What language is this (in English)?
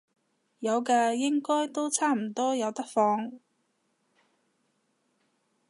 Cantonese